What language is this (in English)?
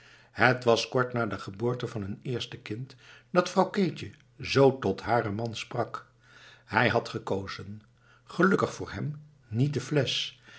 Dutch